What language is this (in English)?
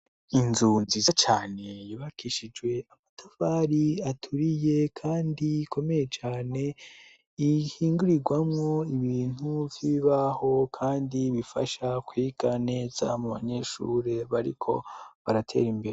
Rundi